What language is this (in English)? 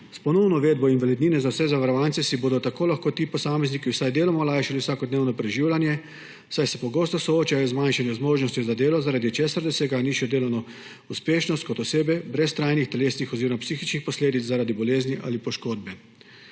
Slovenian